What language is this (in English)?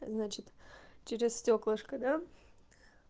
Russian